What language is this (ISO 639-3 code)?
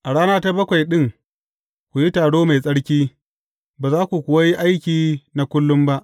hau